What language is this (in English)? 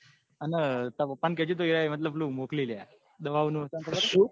Gujarati